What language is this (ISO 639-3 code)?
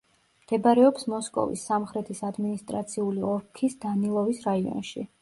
kat